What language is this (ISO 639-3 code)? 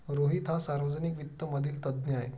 mar